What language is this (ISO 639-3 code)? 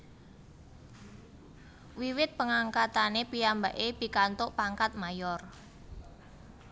jav